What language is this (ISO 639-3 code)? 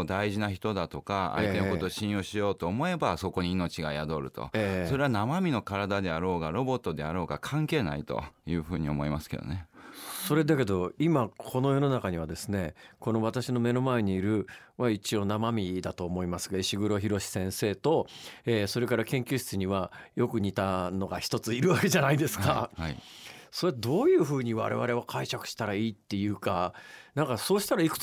jpn